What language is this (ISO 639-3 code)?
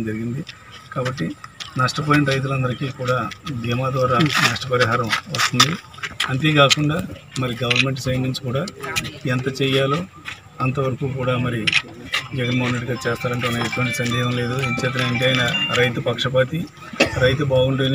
hin